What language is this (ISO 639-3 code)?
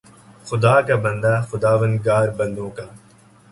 urd